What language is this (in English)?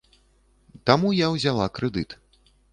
Belarusian